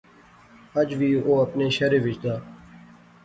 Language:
Pahari-Potwari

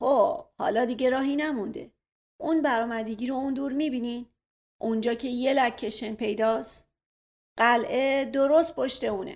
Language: Persian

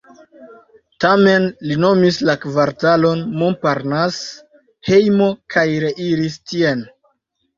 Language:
Esperanto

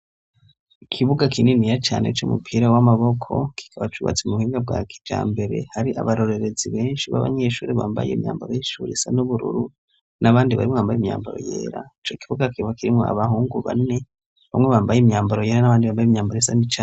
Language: Rundi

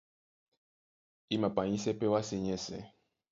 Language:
Duala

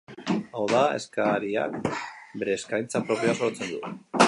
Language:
Basque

